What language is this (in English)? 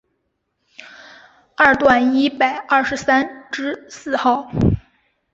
Chinese